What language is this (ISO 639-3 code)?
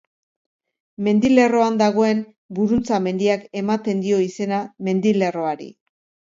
eus